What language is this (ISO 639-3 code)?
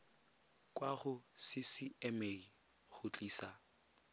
tsn